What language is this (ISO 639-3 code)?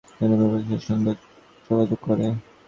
ben